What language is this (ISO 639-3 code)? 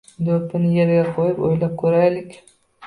uzb